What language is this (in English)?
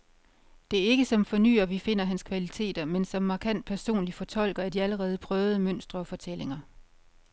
Danish